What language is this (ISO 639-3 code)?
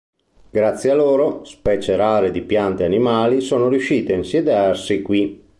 ita